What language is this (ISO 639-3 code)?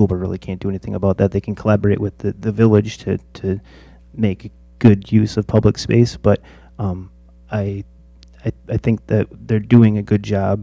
eng